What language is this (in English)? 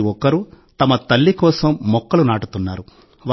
Telugu